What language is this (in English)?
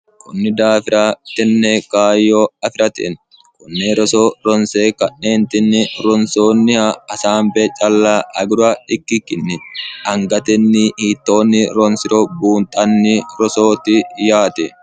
Sidamo